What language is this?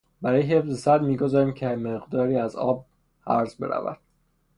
Persian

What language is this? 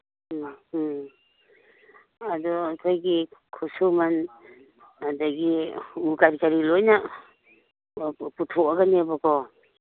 Manipuri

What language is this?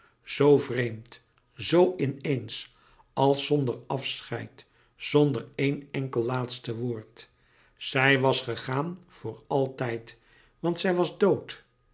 Dutch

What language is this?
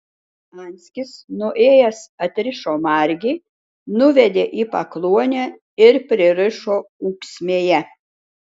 Lithuanian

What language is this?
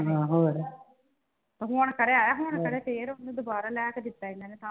Punjabi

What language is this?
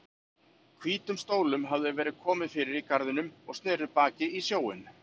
Icelandic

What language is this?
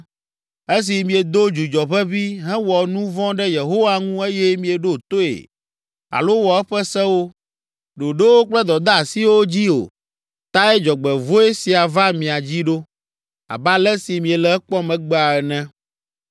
Ewe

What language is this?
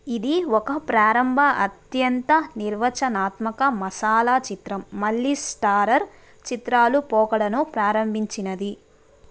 Telugu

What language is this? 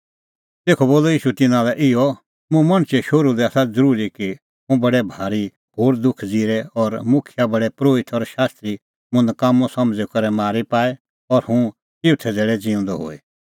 Kullu Pahari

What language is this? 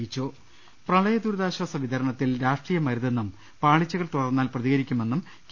Malayalam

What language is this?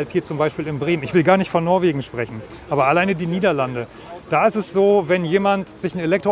German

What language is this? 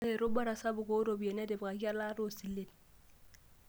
Masai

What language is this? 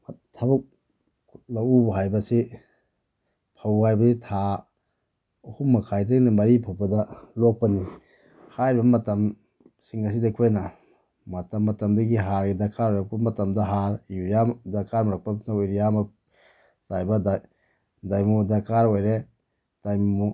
Manipuri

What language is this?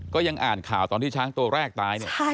Thai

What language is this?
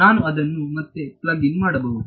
Kannada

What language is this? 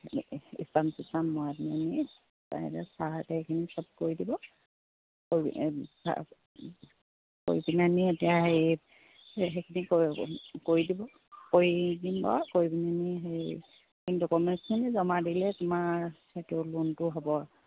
Assamese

